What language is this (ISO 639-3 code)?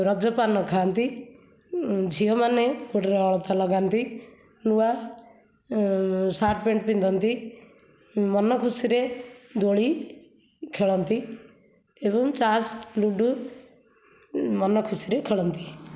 ori